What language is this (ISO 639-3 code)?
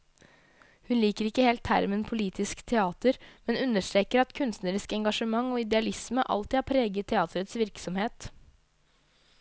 nor